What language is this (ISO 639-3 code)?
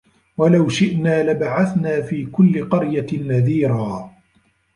ara